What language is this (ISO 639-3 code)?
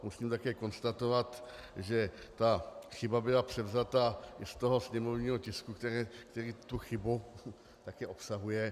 ces